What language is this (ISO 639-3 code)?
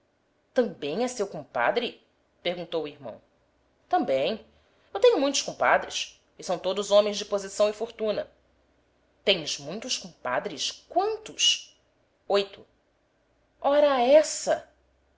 por